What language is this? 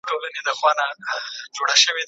Pashto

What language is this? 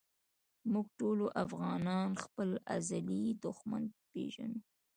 Pashto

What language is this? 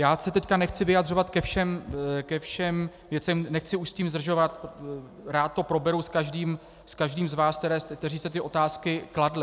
Czech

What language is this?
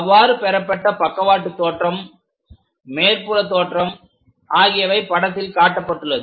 Tamil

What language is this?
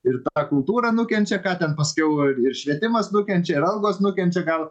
Lithuanian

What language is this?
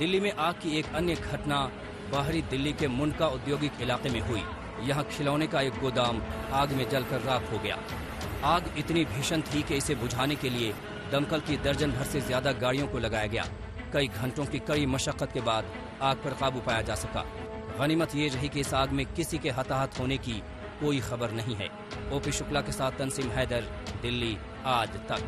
Hindi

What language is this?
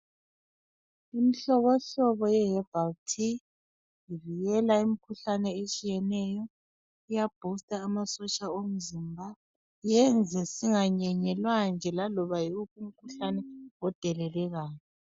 North Ndebele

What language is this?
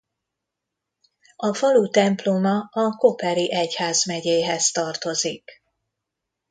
Hungarian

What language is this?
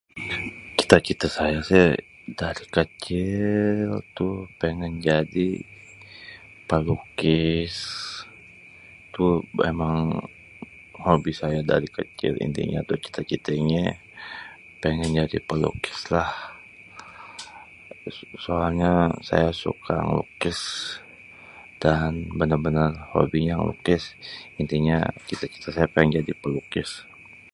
Betawi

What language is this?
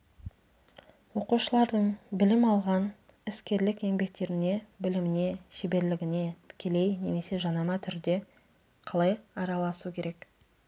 Kazakh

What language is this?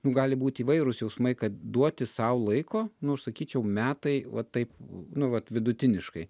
Lithuanian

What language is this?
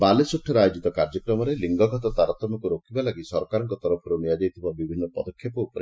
Odia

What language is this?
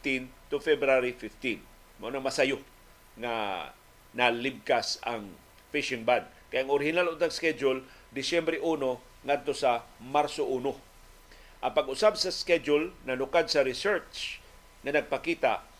Filipino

